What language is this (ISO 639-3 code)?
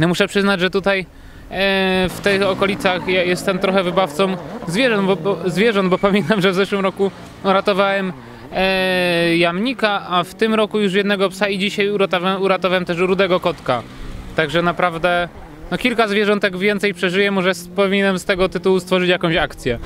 pol